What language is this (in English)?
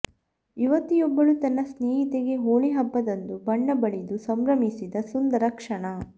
Kannada